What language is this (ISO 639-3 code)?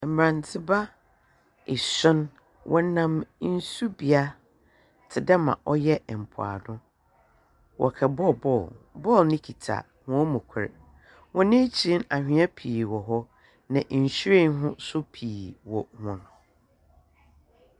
aka